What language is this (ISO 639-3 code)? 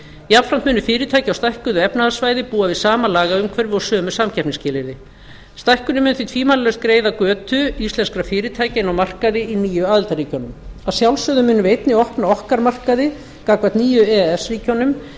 isl